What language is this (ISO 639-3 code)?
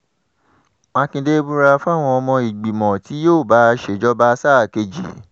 yor